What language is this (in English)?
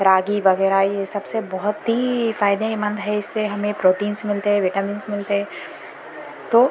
Urdu